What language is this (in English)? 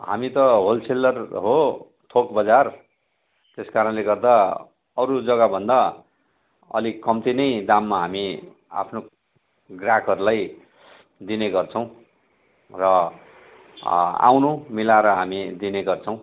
Nepali